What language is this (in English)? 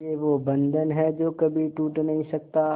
Hindi